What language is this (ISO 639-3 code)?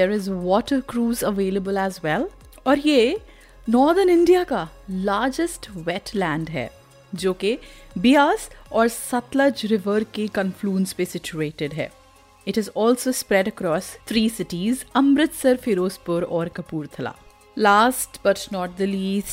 hin